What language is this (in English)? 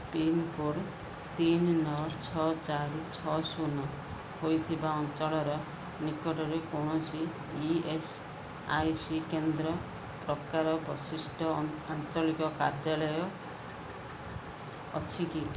Odia